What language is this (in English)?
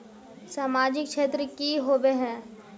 Magahi